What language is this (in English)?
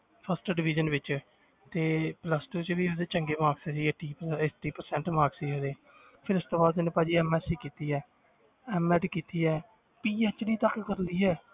Punjabi